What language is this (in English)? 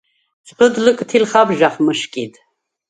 Svan